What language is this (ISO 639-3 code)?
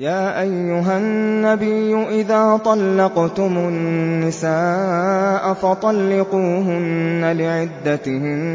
ara